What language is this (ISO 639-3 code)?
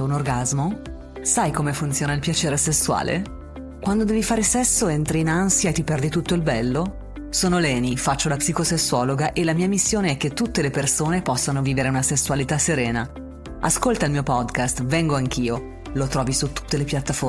ita